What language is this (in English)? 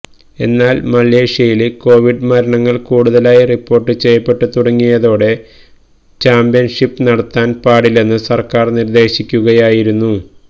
Malayalam